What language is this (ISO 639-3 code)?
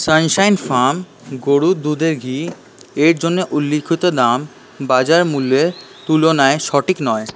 ben